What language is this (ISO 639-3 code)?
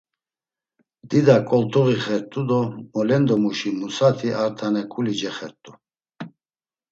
lzz